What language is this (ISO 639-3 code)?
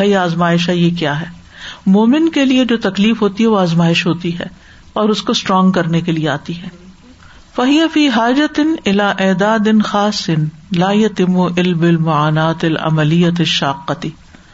urd